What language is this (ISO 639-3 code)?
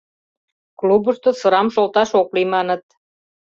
chm